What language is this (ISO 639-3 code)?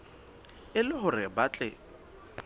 sot